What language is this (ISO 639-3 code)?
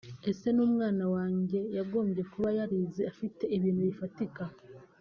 kin